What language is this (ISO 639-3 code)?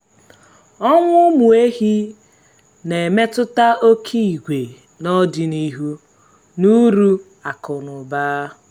ibo